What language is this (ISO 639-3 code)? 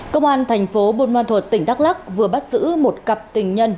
vie